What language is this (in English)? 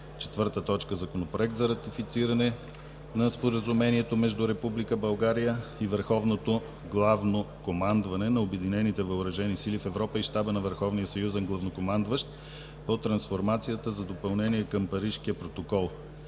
Bulgarian